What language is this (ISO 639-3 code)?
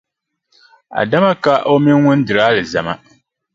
dag